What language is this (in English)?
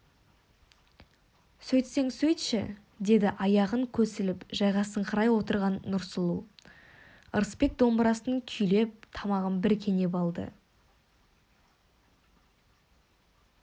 Kazakh